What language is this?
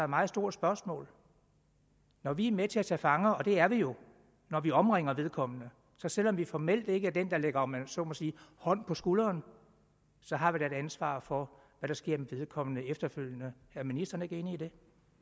Danish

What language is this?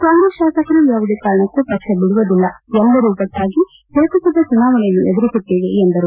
Kannada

